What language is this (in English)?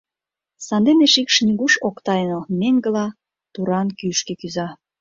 Mari